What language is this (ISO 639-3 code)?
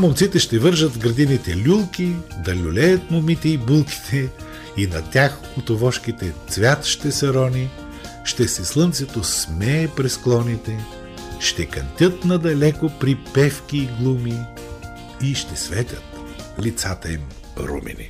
bul